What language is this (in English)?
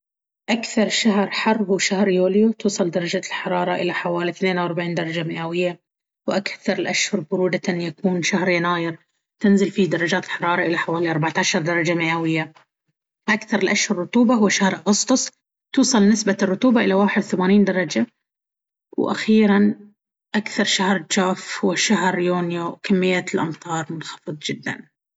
Baharna Arabic